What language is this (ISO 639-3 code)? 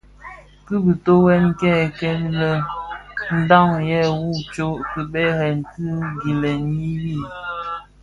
ksf